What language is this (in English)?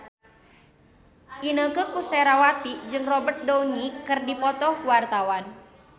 Sundanese